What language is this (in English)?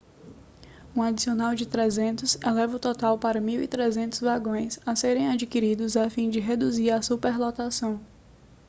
Portuguese